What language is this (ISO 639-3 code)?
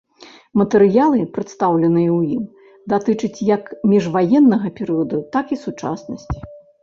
bel